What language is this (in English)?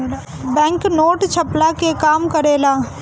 Bhojpuri